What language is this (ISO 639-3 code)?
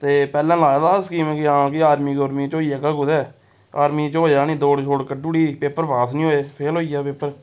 doi